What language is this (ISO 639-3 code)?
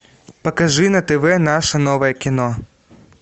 rus